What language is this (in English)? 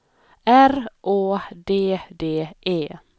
Swedish